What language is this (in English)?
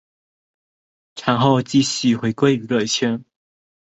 Chinese